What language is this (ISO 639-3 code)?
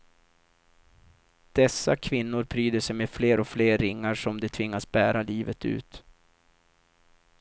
swe